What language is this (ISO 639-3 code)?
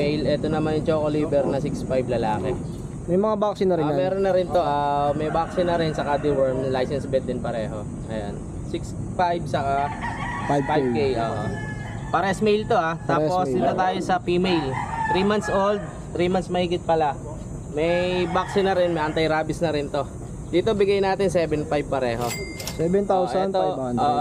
fil